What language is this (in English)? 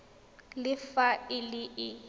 Tswana